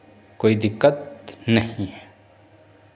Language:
Hindi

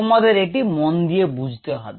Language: Bangla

